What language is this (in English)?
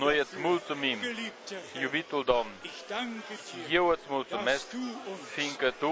Romanian